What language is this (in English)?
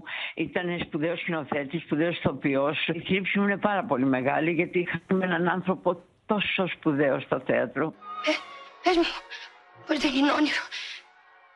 Greek